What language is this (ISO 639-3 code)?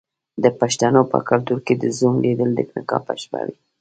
pus